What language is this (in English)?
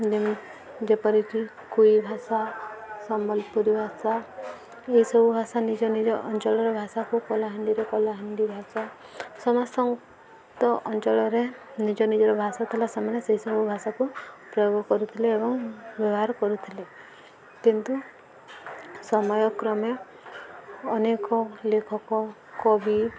Odia